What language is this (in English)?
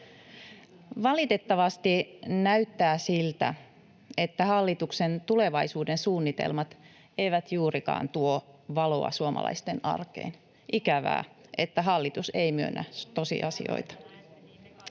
Finnish